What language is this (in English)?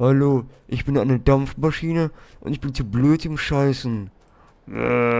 German